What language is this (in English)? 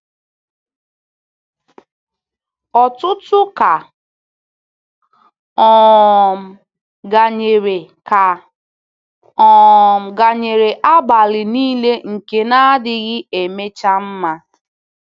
Igbo